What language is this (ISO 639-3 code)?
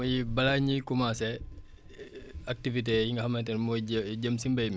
wol